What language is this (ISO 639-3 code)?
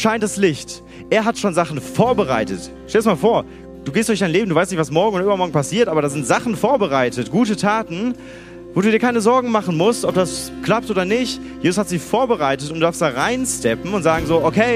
deu